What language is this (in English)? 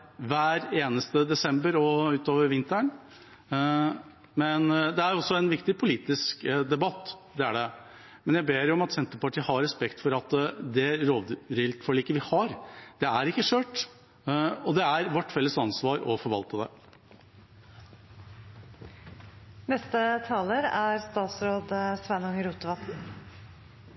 Norwegian